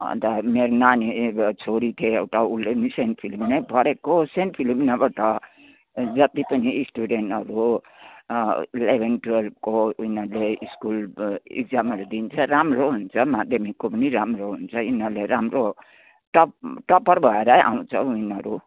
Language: Nepali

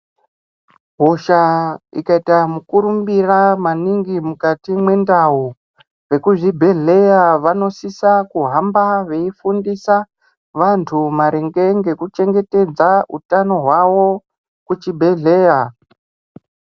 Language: Ndau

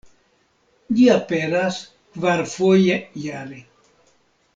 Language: Esperanto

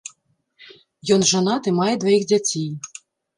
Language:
Belarusian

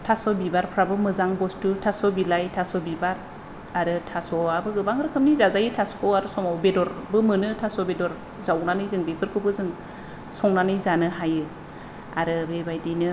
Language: Bodo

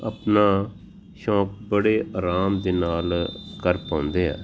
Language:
Punjabi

